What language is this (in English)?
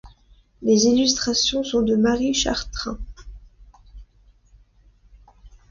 French